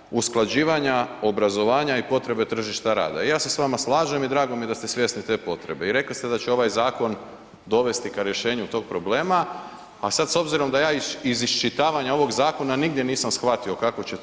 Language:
Croatian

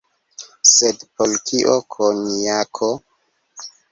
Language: Esperanto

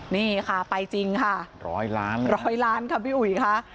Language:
Thai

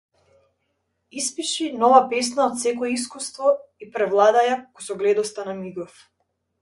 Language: Macedonian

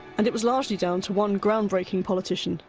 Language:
English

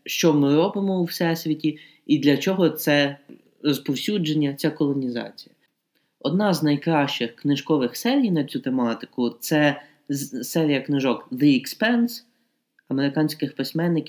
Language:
Ukrainian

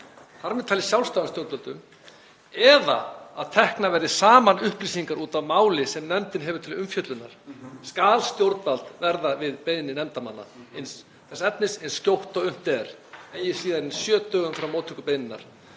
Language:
Icelandic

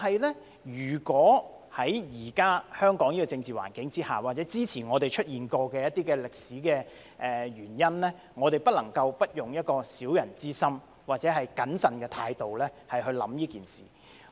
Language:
Cantonese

